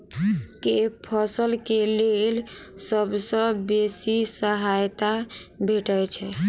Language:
Maithili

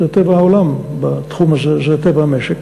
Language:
Hebrew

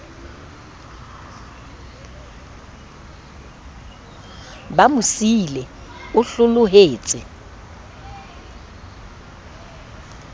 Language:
Southern Sotho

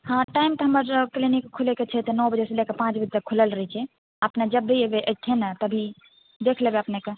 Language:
Maithili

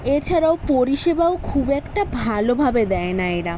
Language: Bangla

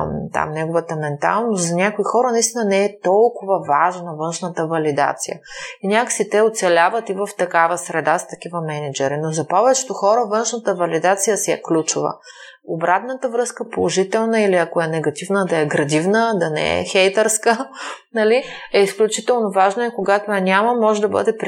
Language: Bulgarian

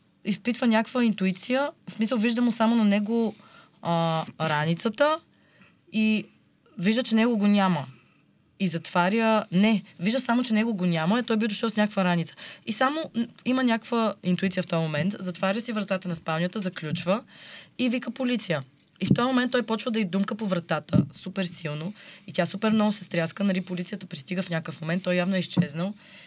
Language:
Bulgarian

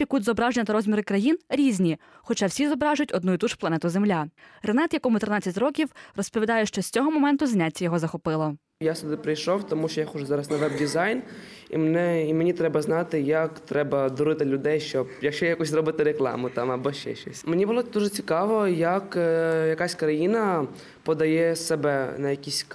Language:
Ukrainian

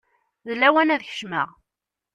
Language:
Kabyle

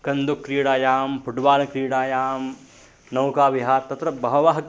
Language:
Sanskrit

